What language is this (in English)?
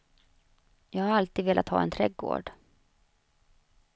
Swedish